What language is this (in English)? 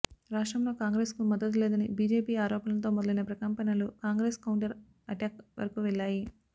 Telugu